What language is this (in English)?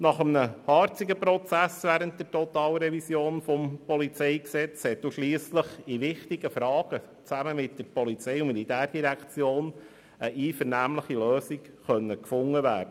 Swiss German